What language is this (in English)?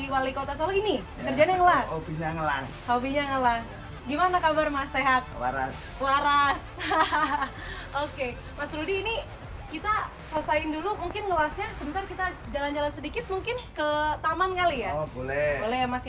Indonesian